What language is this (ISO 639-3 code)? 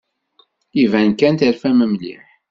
kab